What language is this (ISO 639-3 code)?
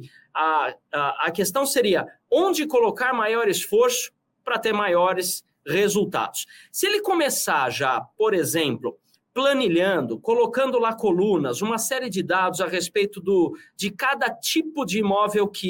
por